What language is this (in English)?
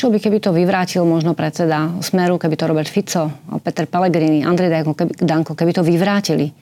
Slovak